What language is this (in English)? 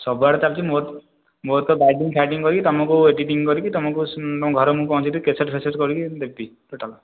Odia